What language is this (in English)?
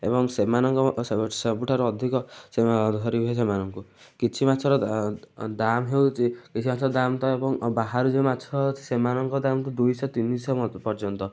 Odia